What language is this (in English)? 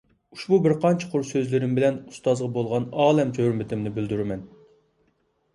Uyghur